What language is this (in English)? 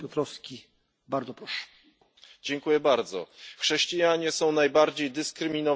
Polish